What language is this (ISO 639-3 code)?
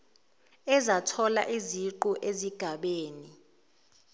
zul